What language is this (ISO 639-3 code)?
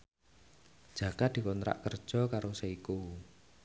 jav